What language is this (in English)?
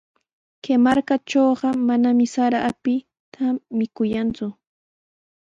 Sihuas Ancash Quechua